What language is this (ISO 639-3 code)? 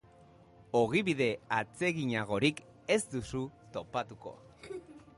eus